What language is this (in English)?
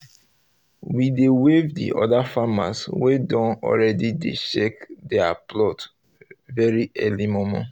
Nigerian Pidgin